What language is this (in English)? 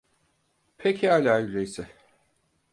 Turkish